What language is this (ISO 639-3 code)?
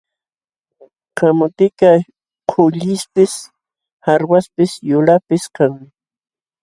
qxw